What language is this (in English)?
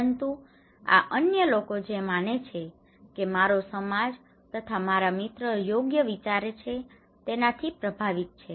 Gujarati